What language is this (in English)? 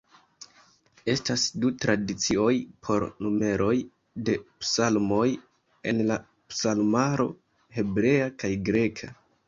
Esperanto